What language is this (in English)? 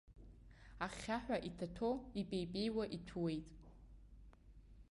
Abkhazian